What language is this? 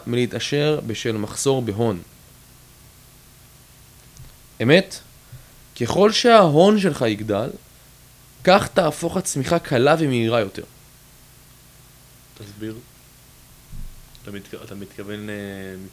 Hebrew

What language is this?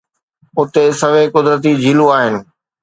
Sindhi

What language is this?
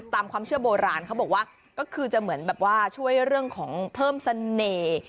Thai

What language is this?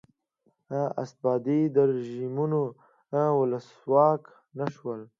Pashto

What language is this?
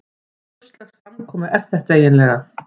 Icelandic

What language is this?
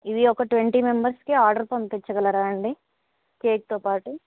Telugu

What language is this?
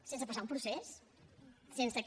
Catalan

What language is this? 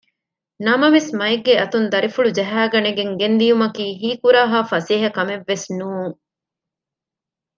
Divehi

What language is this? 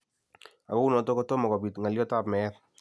Kalenjin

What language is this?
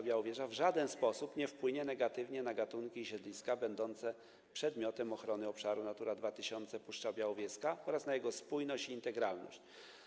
Polish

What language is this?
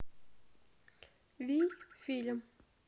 Russian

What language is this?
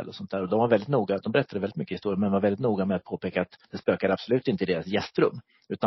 Swedish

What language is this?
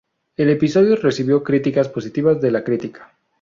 Spanish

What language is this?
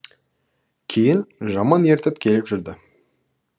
Kazakh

